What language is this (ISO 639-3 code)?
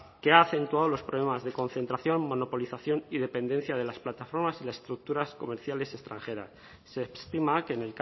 spa